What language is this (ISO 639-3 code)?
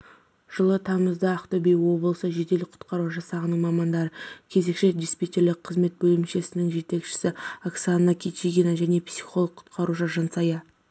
kaz